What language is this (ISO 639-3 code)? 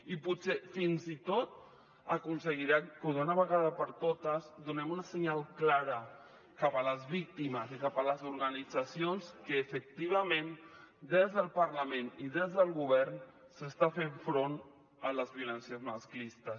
cat